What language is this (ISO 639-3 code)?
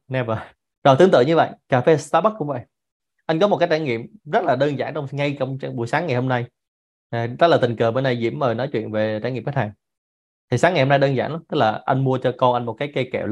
vie